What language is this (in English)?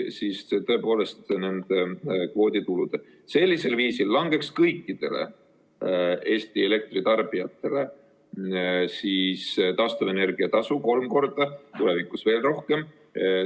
Estonian